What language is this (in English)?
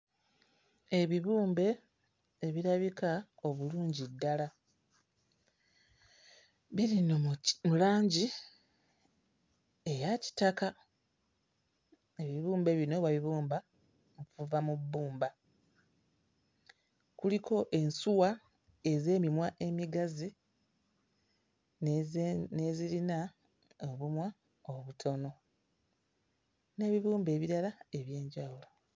Ganda